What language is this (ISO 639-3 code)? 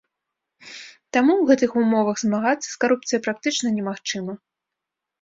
bel